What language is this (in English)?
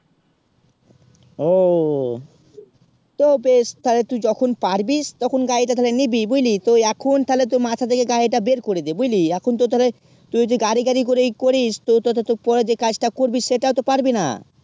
Bangla